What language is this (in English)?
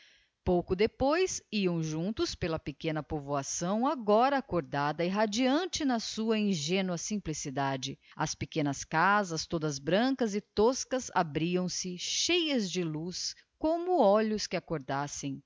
Portuguese